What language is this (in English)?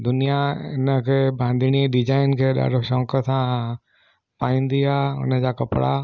Sindhi